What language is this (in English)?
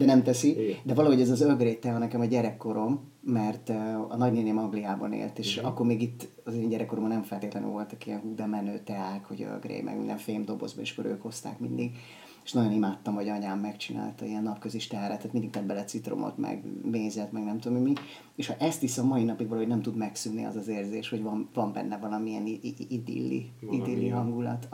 Hungarian